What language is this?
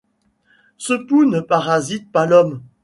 French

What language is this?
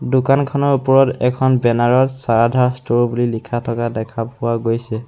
Assamese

